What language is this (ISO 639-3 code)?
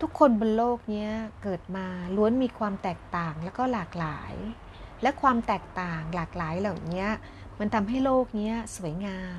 tha